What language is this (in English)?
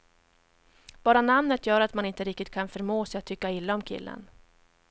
Swedish